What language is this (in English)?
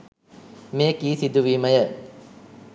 Sinhala